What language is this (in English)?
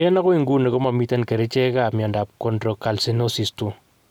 Kalenjin